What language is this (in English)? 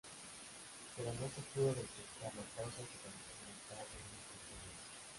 Spanish